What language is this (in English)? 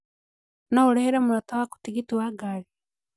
Kikuyu